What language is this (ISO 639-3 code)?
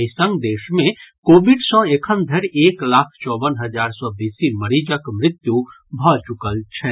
mai